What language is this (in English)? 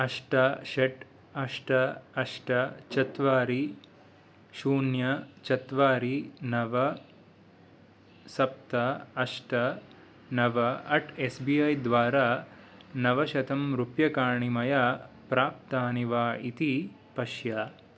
Sanskrit